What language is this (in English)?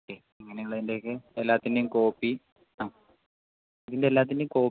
Malayalam